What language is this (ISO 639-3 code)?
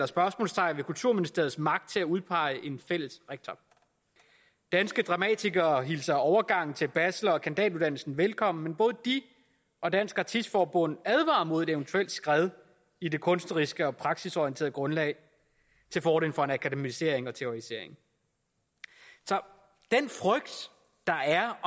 dan